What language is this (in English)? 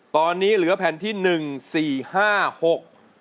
Thai